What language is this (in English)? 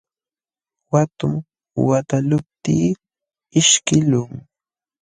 Jauja Wanca Quechua